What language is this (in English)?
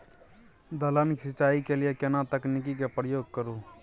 Maithili